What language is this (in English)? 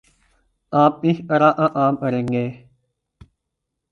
Urdu